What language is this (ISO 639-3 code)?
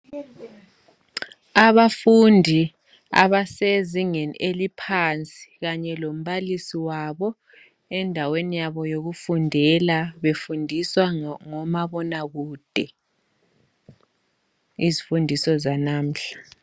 nde